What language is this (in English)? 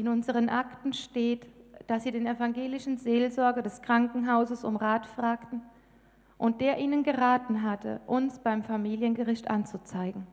German